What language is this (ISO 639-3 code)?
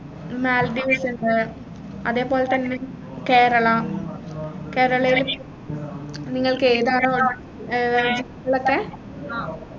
mal